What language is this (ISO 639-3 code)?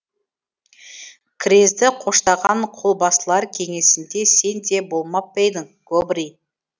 kaz